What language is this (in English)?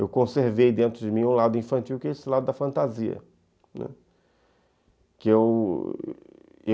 Portuguese